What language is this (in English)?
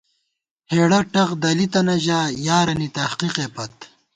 Gawar-Bati